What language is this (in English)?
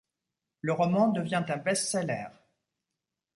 French